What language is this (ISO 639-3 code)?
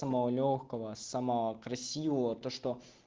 rus